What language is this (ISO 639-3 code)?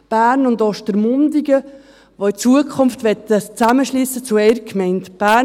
gsw